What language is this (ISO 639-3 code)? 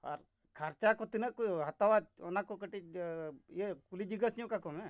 sat